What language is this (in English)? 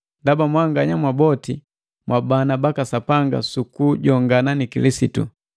Matengo